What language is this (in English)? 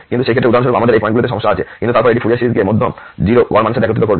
Bangla